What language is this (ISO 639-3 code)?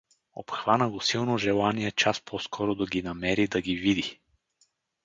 bul